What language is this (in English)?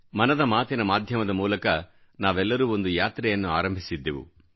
Kannada